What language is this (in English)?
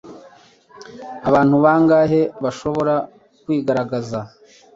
Kinyarwanda